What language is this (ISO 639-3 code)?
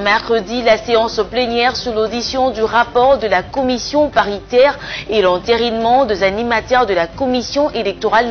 fra